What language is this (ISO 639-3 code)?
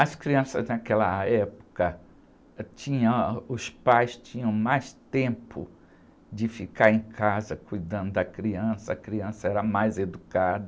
por